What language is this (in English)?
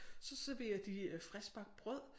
Danish